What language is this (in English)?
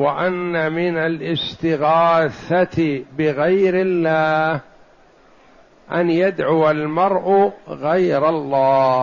Arabic